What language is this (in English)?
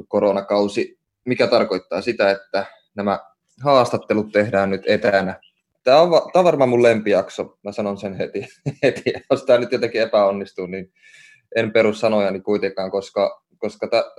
Finnish